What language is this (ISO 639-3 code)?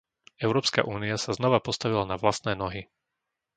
slk